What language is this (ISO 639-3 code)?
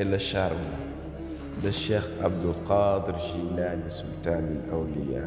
fra